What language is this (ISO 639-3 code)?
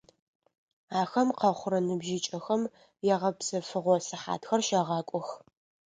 ady